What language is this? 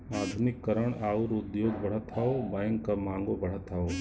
Bhojpuri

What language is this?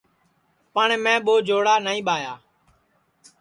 Sansi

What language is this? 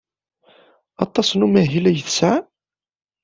Kabyle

